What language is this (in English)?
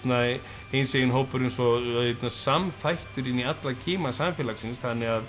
Icelandic